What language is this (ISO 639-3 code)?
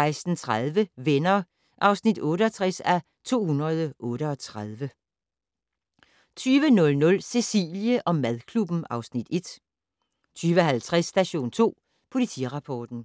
dan